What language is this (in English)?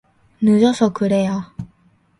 Korean